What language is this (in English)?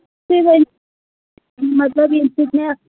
Kashmiri